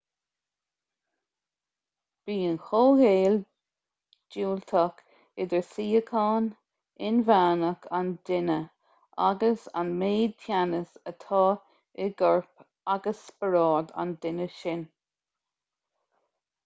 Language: Irish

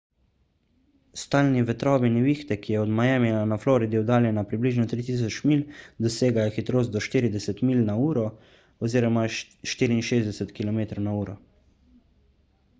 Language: Slovenian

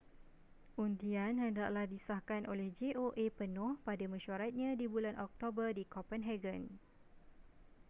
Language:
Malay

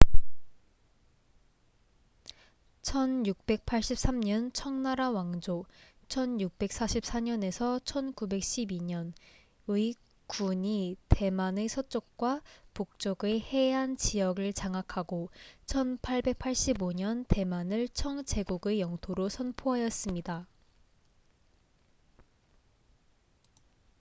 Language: Korean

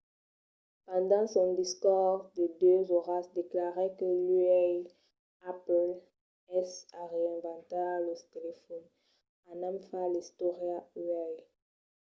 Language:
Occitan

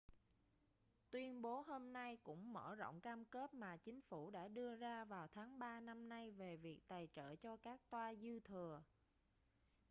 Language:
Vietnamese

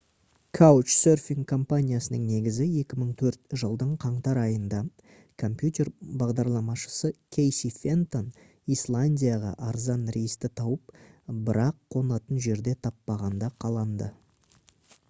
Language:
Kazakh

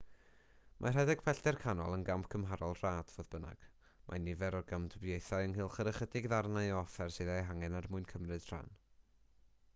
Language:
Welsh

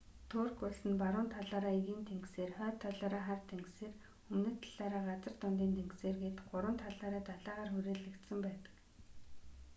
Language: Mongolian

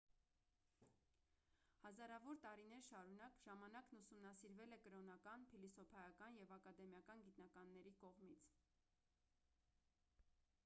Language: Armenian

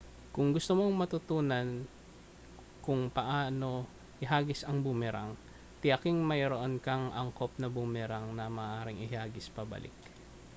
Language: Filipino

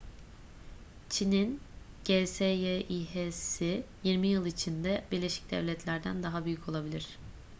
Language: Turkish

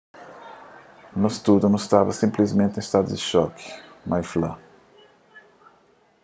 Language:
Kabuverdianu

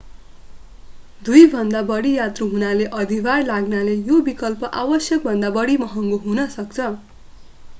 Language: Nepali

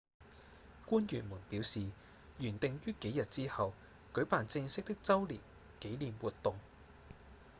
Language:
Cantonese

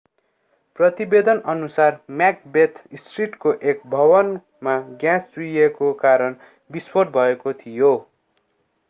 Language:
Nepali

